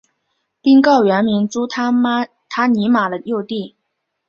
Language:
Chinese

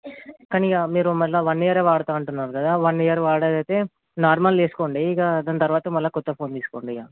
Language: Telugu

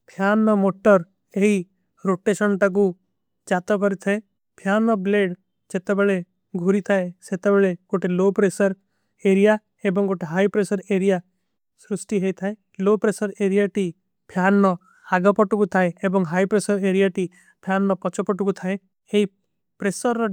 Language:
Kui (India)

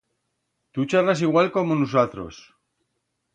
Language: Aragonese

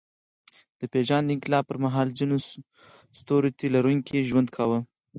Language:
Pashto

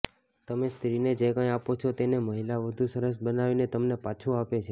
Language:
Gujarati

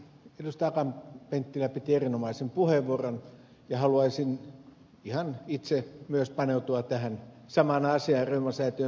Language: Finnish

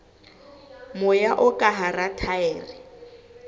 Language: Southern Sotho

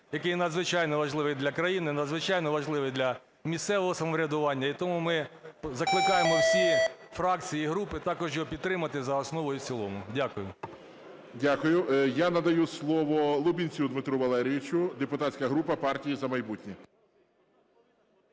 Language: Ukrainian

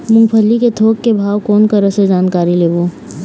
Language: Chhattisgarhi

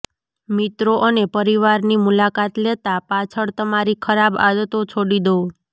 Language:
Gujarati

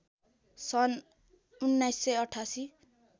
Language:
Nepali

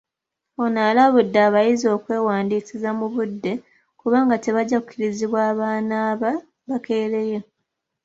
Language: Ganda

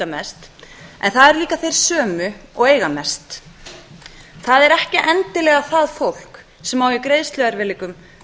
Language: Icelandic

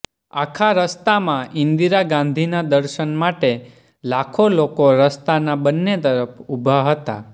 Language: Gujarati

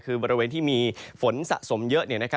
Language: Thai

